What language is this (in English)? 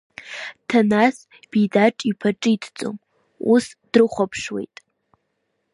Abkhazian